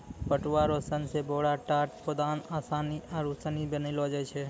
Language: Maithili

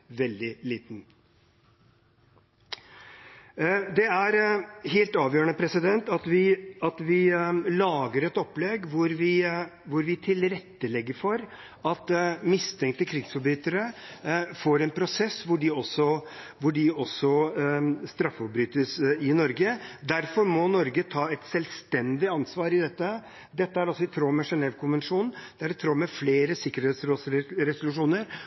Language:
Norwegian Bokmål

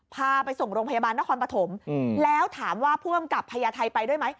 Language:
Thai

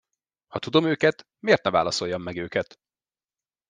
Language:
Hungarian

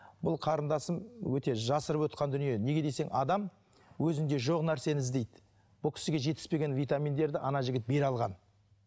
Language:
Kazakh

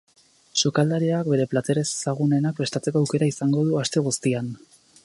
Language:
Basque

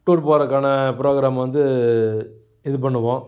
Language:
Tamil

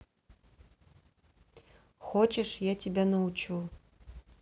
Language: Russian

